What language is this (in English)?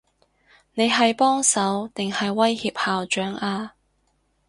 Cantonese